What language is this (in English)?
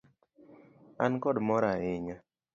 Luo (Kenya and Tanzania)